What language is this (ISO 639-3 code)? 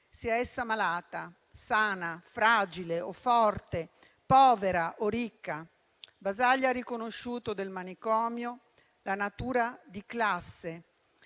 ita